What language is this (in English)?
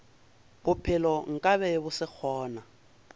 Northern Sotho